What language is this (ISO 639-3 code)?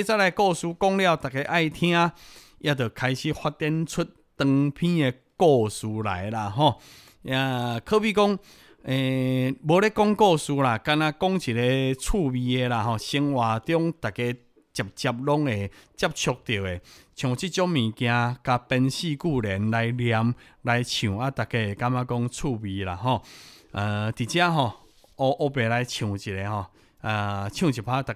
zho